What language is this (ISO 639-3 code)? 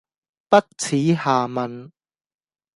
yue